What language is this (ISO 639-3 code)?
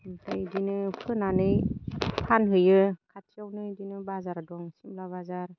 brx